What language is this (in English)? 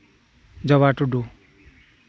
Santali